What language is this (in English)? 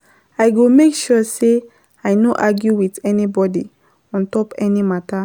Nigerian Pidgin